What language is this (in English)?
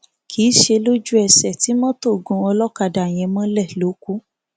Yoruba